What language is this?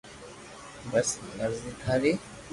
Loarki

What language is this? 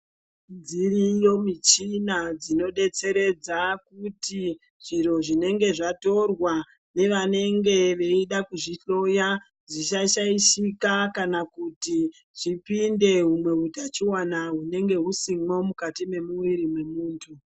Ndau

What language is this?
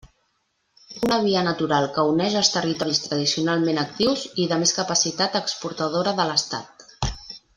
Catalan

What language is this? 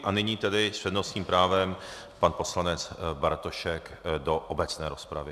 Czech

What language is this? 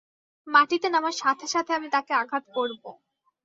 Bangla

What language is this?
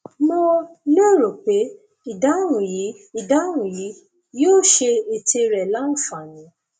Yoruba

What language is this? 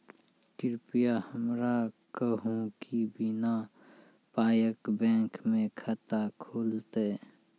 Maithili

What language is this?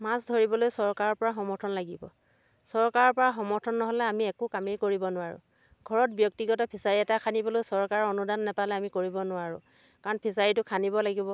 Assamese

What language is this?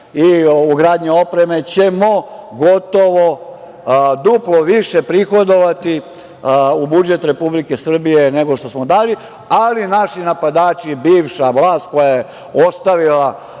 Serbian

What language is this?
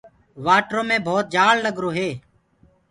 Gurgula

